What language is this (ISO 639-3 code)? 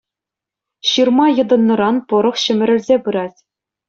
chv